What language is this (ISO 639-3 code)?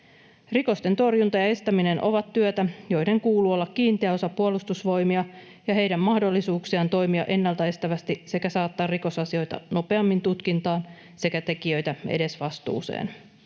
fin